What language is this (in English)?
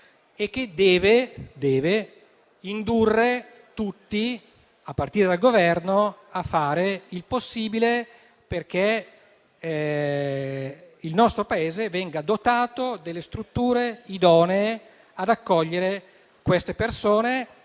Italian